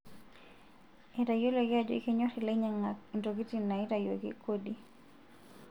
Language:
Masai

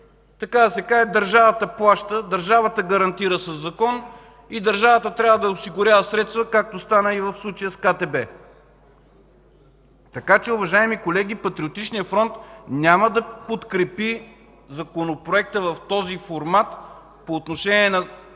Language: Bulgarian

